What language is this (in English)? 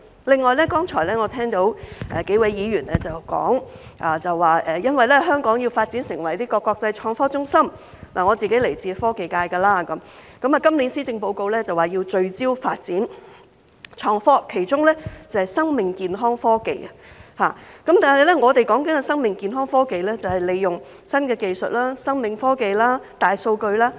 Cantonese